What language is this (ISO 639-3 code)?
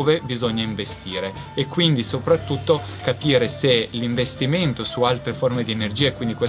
ita